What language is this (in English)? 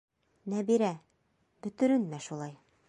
Bashkir